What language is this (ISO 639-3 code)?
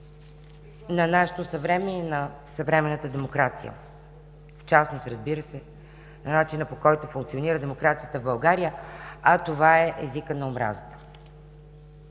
bul